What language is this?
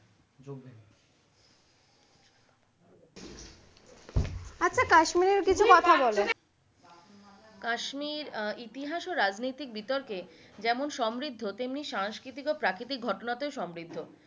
Bangla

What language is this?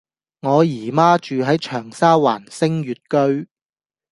Cantonese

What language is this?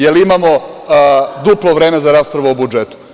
Serbian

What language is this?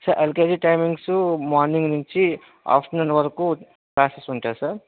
Telugu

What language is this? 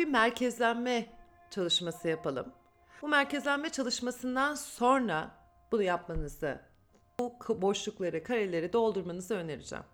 Turkish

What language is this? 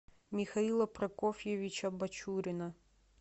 Russian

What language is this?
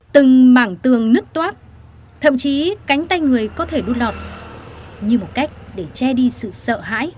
Vietnamese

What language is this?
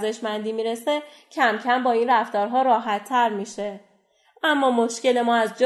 Persian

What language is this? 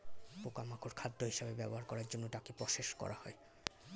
Bangla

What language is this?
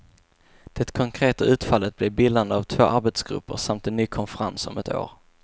Swedish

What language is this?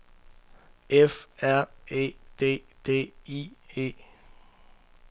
Danish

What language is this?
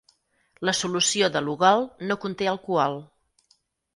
Catalan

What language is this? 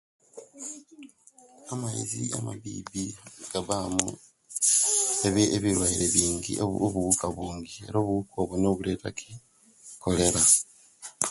Kenyi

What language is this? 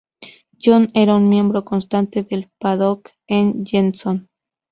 Spanish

